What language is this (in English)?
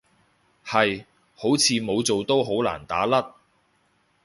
Cantonese